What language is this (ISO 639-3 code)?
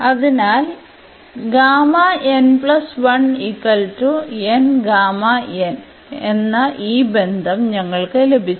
mal